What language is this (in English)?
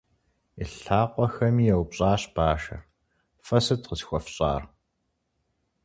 Kabardian